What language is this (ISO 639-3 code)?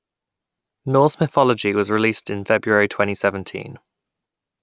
eng